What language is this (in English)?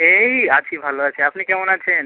Bangla